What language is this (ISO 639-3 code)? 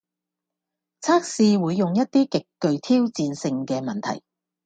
yue